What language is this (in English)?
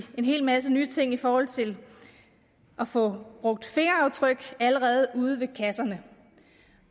Danish